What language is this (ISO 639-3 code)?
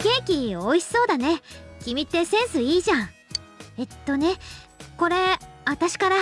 jpn